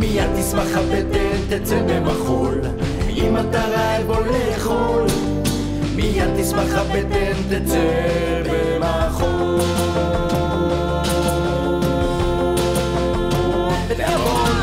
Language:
Hebrew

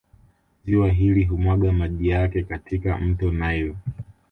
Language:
Swahili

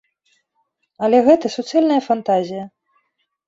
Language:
Belarusian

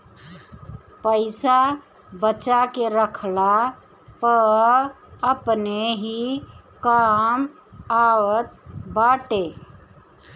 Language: Bhojpuri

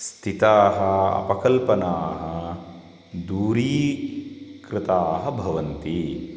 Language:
Sanskrit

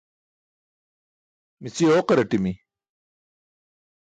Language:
Burushaski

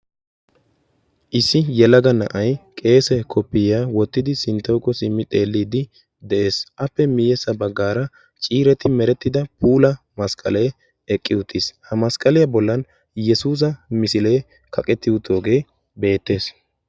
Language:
Wolaytta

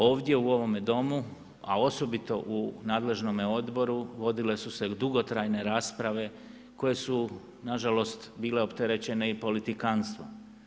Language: Croatian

